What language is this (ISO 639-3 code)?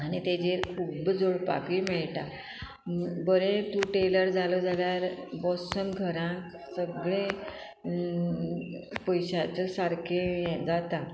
kok